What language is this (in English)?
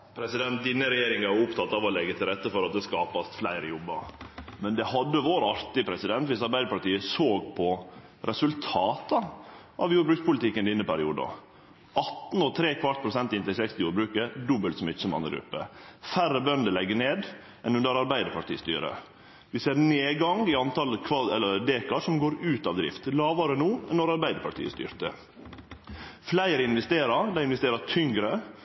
Norwegian Nynorsk